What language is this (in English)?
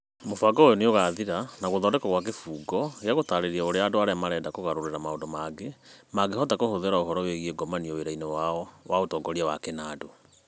Kikuyu